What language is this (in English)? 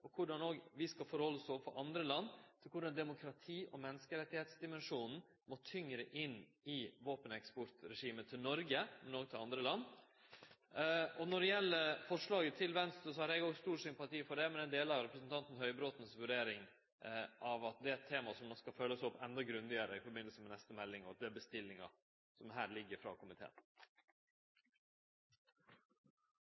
Norwegian Nynorsk